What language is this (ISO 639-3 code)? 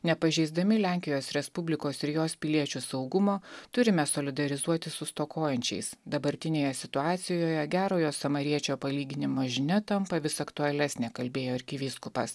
lit